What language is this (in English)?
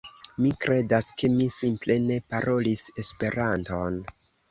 Esperanto